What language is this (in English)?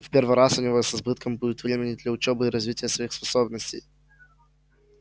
Russian